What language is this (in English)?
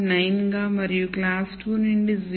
Telugu